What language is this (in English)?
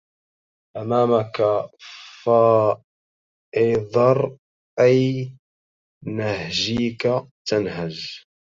Arabic